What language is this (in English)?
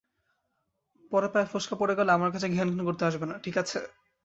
Bangla